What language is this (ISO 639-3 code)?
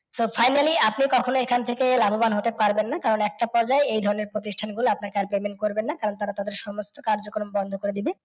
ben